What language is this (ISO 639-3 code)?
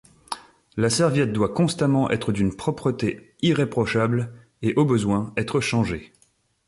fra